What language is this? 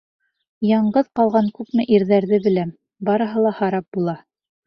Bashkir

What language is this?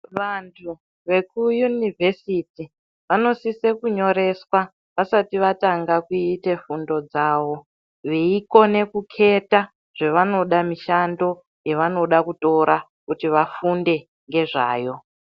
Ndau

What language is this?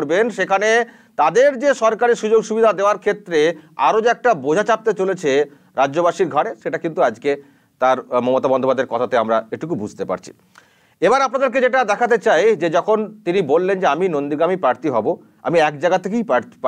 Hindi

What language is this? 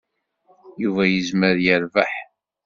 Kabyle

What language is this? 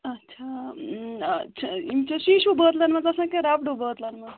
Kashmiri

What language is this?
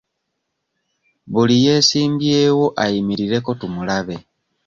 Ganda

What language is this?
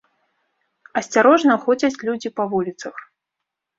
Belarusian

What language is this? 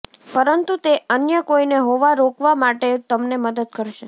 Gujarati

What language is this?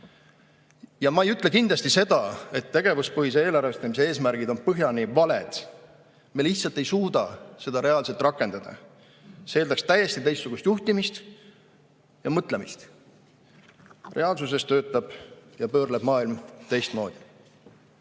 Estonian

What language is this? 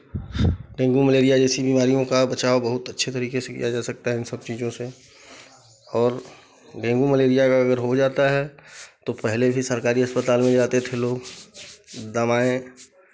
Hindi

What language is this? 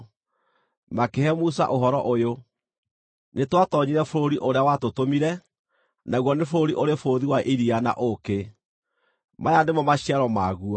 Kikuyu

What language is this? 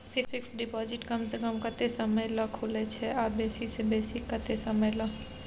Maithili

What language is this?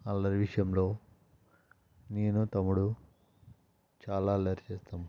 Telugu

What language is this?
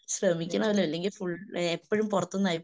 Malayalam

